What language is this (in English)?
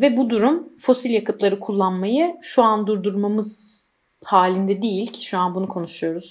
Turkish